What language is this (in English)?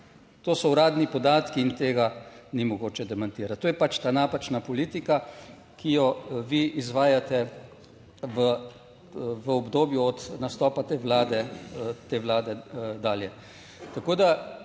Slovenian